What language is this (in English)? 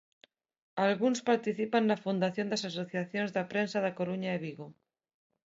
Galician